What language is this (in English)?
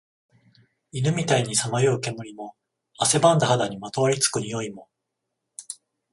Japanese